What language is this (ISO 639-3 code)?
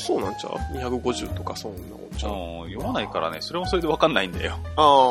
jpn